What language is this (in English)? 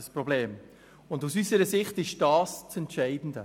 Swiss German